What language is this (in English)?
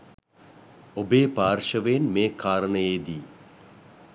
Sinhala